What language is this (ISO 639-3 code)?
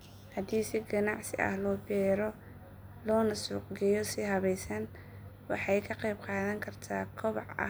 som